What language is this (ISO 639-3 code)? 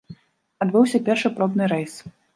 bel